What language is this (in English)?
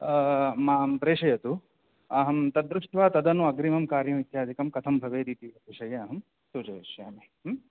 Sanskrit